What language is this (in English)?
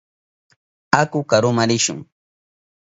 Southern Pastaza Quechua